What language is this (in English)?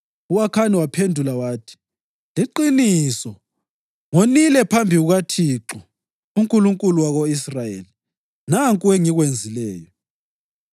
North Ndebele